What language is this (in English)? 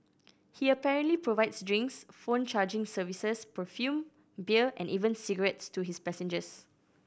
English